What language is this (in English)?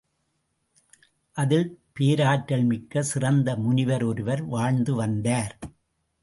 Tamil